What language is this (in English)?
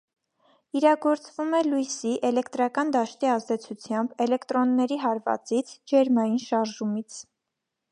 Armenian